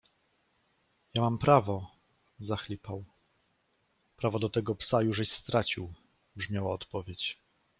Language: Polish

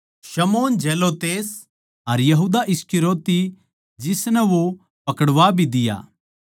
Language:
Haryanvi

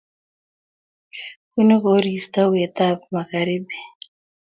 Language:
Kalenjin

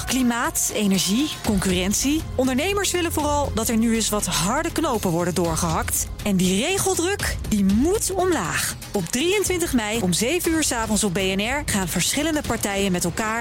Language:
Dutch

